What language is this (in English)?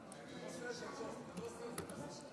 Hebrew